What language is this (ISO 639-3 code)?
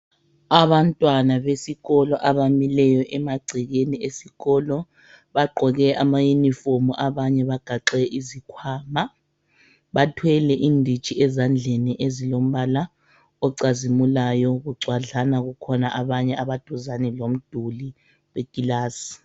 nde